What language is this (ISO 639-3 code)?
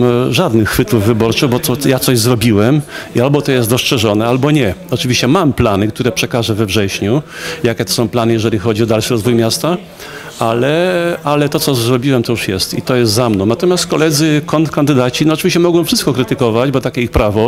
pol